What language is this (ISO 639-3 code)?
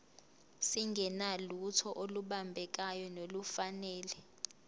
zul